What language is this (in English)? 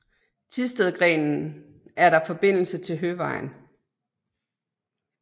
Danish